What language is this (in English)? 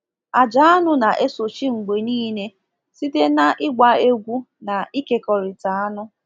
Igbo